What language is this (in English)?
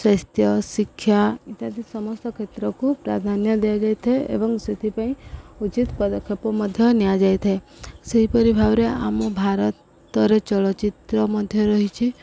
Odia